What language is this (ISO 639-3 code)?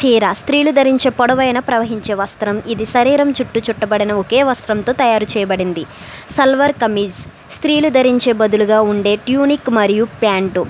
tel